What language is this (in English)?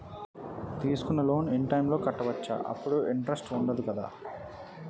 Telugu